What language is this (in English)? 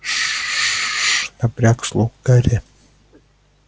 Russian